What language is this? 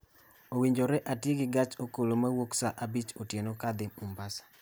Luo (Kenya and Tanzania)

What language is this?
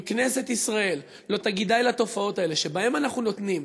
Hebrew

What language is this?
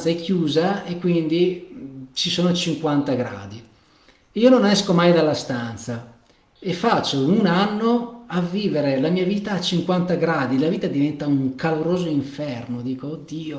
Italian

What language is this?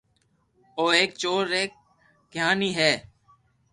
Loarki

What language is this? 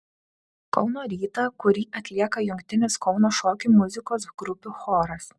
Lithuanian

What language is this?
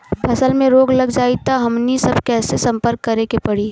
Bhojpuri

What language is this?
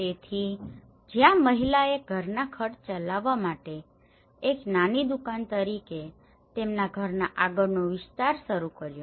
Gujarati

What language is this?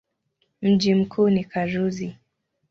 Swahili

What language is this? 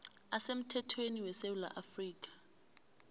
South Ndebele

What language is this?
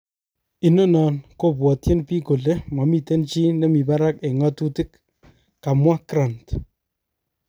Kalenjin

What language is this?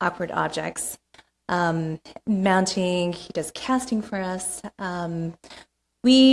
English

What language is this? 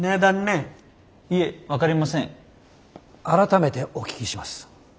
Japanese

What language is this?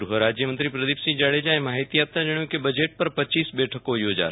Gujarati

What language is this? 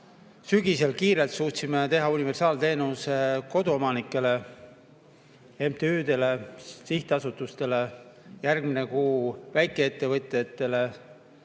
Estonian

